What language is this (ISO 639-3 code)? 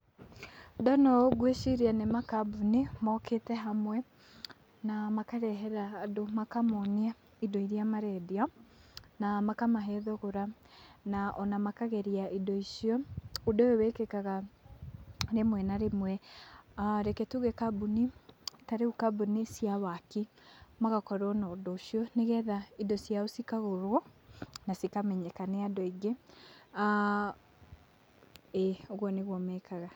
kik